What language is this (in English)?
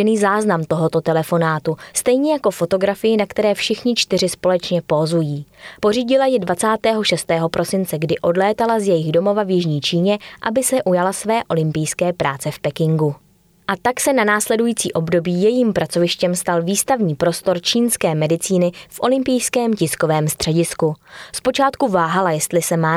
Czech